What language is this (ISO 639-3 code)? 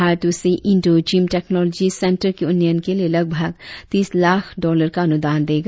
hin